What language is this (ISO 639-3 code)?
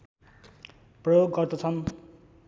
nep